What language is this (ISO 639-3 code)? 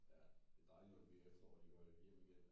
dan